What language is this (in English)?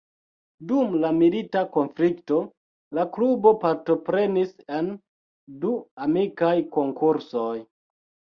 Esperanto